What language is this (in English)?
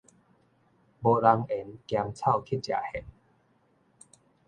Min Nan Chinese